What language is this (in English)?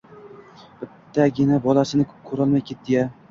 Uzbek